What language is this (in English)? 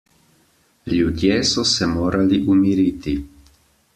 Slovenian